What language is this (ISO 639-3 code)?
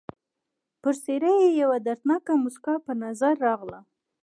pus